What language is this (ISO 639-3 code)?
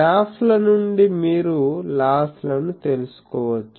tel